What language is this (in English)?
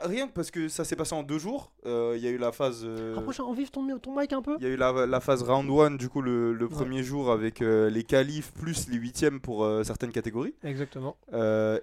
French